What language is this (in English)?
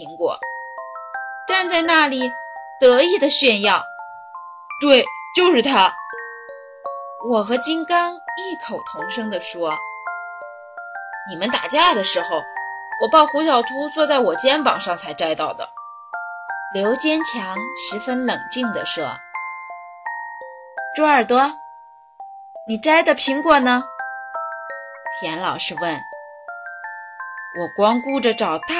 Chinese